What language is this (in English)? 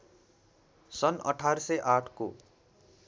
Nepali